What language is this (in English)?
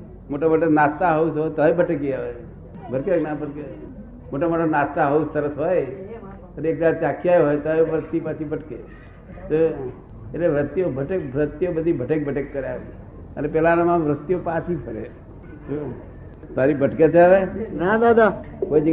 Gujarati